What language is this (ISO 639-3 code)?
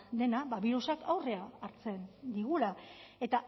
eus